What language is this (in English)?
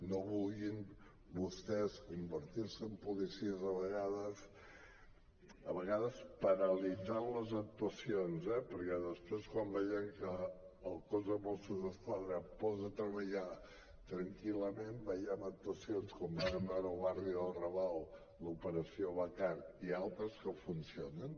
Catalan